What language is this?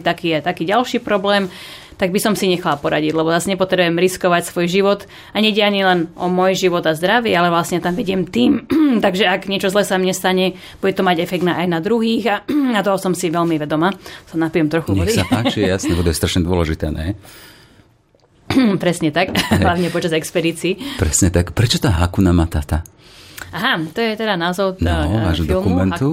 Slovak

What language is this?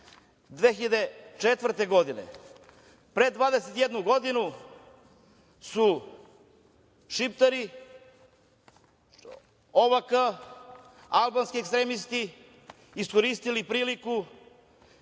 Serbian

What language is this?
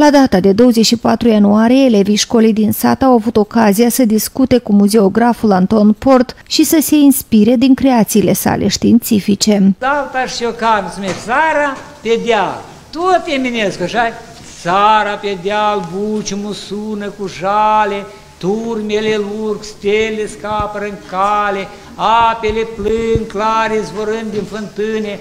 Romanian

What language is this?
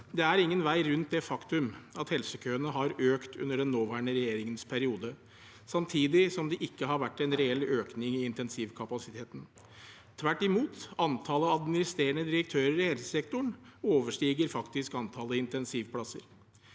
Norwegian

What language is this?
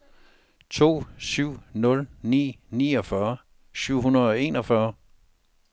Danish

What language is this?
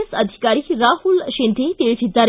Kannada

